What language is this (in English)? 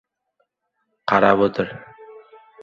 Uzbek